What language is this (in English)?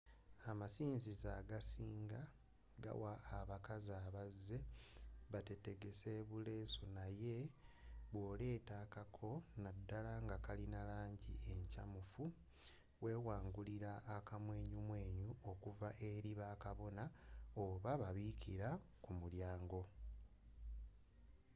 Ganda